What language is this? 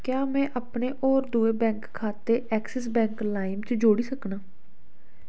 Dogri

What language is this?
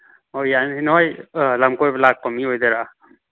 Manipuri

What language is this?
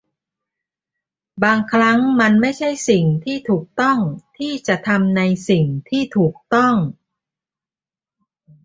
Thai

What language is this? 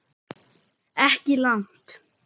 Icelandic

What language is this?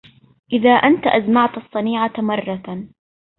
Arabic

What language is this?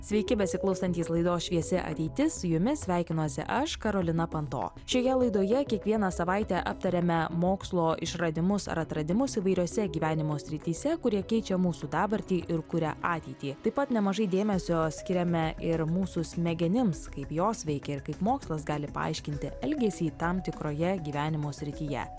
Lithuanian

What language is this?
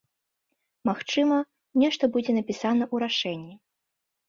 Belarusian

